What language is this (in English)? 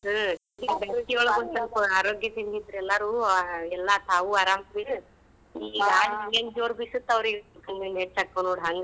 Kannada